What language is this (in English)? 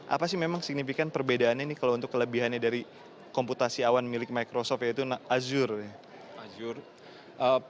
Indonesian